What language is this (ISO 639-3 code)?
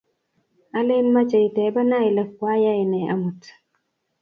kln